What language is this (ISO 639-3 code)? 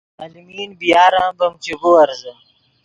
ydg